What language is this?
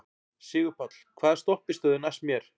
Icelandic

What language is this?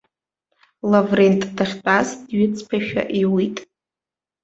Abkhazian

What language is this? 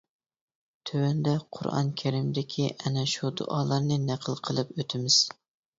Uyghur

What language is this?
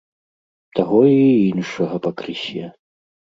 Belarusian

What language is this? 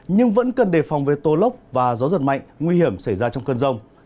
Vietnamese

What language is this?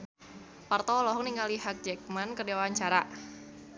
Sundanese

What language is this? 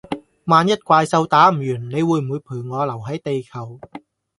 Cantonese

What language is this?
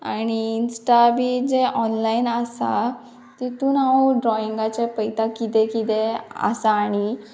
Konkani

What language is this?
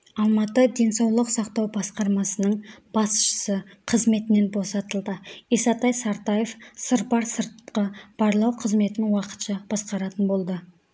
Kazakh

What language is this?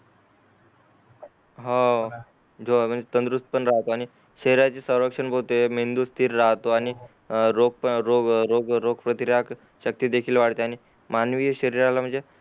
Marathi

